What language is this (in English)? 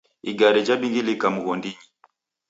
Taita